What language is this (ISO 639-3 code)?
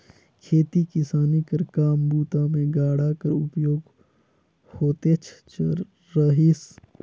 hne